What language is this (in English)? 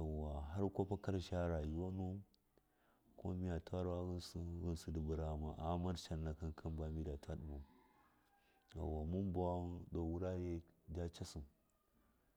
Miya